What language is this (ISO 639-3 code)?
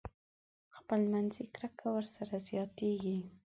pus